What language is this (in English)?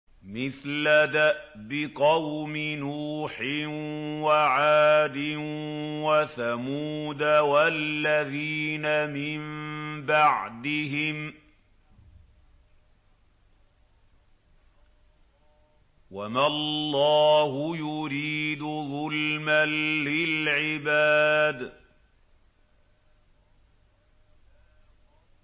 Arabic